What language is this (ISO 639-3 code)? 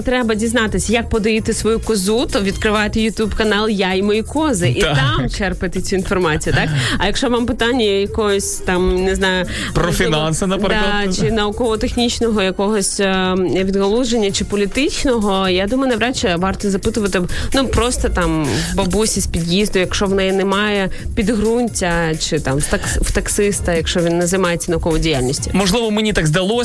ukr